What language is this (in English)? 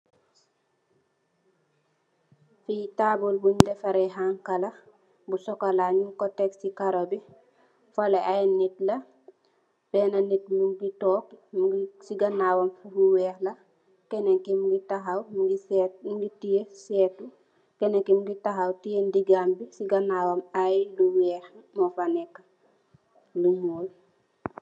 Wolof